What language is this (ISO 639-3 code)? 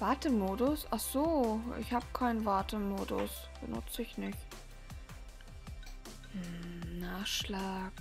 deu